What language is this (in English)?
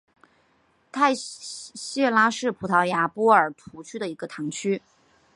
Chinese